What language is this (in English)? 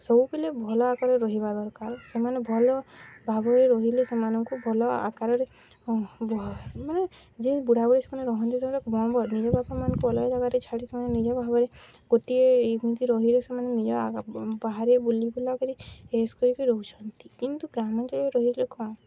Odia